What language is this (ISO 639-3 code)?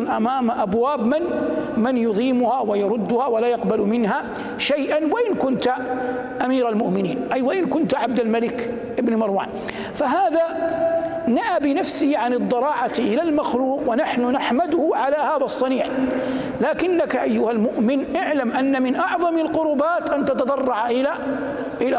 ara